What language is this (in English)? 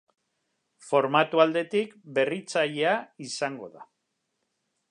Basque